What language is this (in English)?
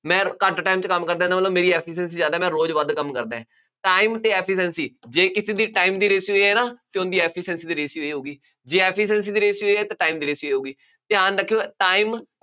Punjabi